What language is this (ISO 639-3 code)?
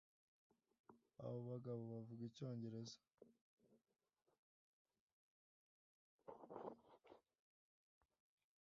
kin